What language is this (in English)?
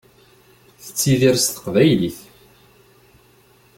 Kabyle